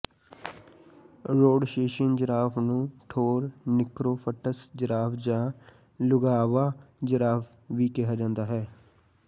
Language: Punjabi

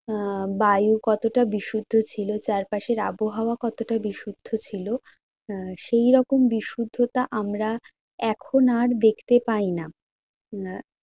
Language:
Bangla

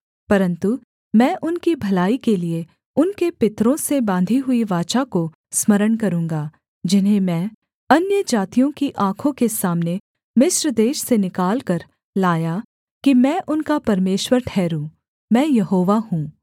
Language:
Hindi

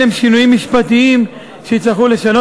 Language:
Hebrew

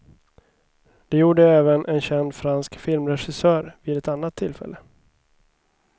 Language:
Swedish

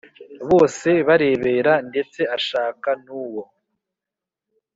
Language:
Kinyarwanda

